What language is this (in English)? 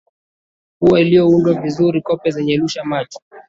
Swahili